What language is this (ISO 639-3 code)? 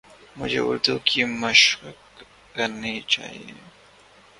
urd